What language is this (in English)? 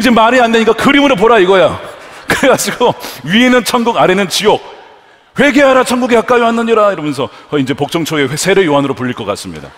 Korean